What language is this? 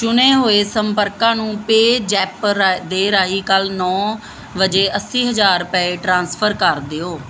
Punjabi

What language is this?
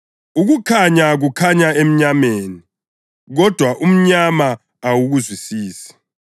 North Ndebele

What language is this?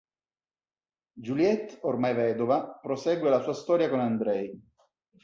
Italian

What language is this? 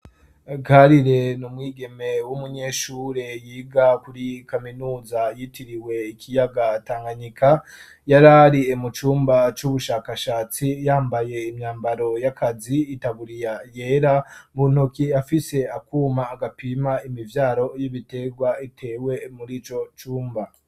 Rundi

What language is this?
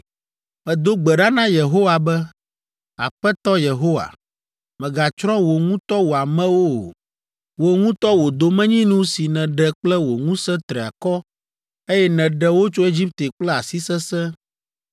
Ewe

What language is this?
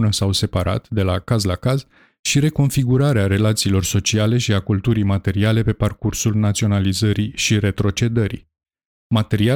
Romanian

